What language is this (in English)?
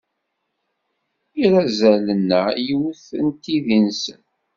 Kabyle